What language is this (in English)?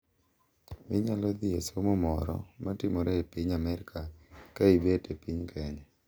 Luo (Kenya and Tanzania)